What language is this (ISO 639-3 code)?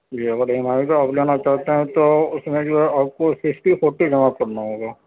urd